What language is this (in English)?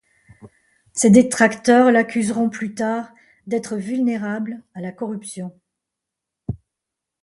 French